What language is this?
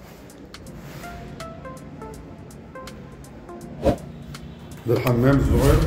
Arabic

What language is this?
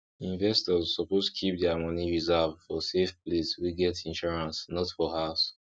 Nigerian Pidgin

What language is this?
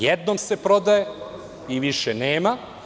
Serbian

